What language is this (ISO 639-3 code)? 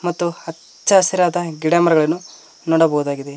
kan